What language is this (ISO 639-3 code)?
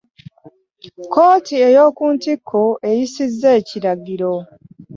lug